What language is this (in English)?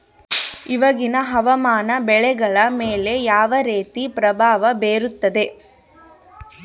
Kannada